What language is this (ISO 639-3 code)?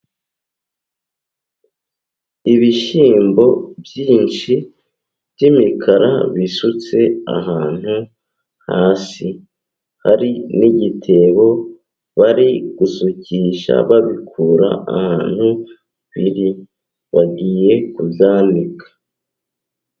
kin